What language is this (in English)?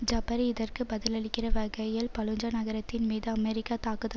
Tamil